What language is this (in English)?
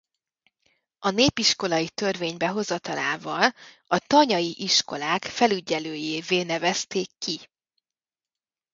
Hungarian